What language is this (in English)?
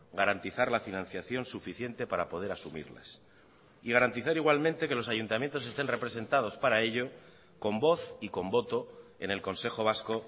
Spanish